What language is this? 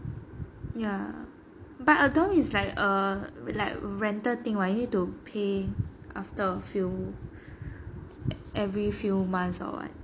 English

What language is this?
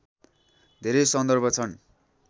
Nepali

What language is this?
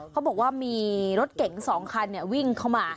Thai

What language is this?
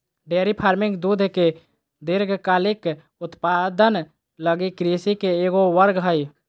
Magahi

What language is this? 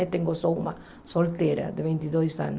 Portuguese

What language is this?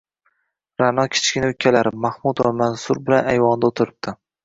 Uzbek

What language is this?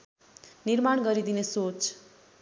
Nepali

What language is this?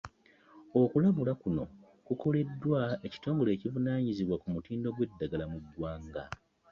Ganda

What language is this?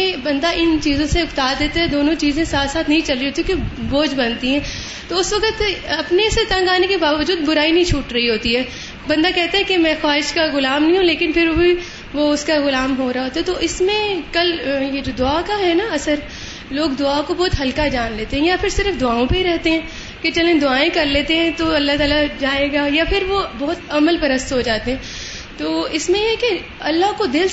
Urdu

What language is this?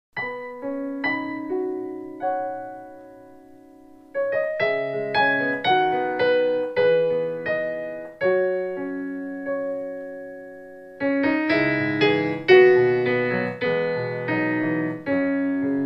French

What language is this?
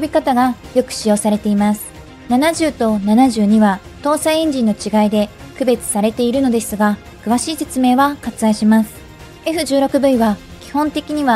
Japanese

